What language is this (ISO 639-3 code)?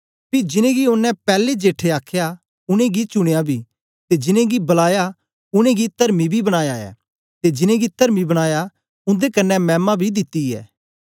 doi